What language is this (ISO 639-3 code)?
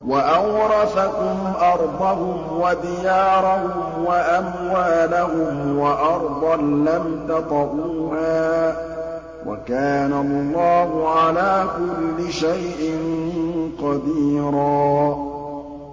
ara